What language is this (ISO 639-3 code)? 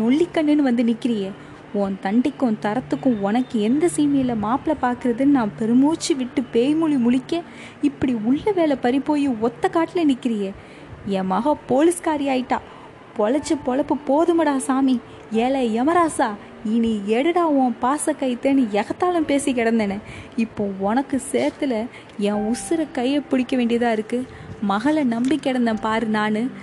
tam